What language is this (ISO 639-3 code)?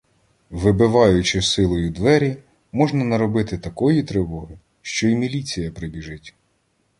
ukr